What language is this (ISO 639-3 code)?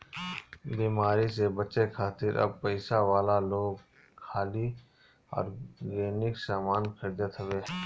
bho